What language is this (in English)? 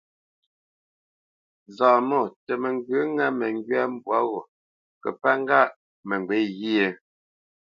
Bamenyam